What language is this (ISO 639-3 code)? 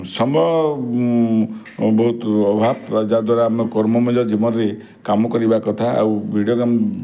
ori